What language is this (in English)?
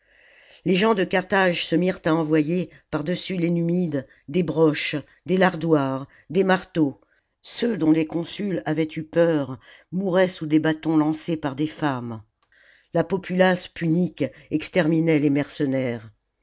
French